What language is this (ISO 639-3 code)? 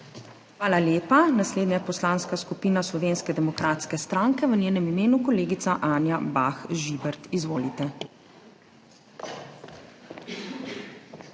slv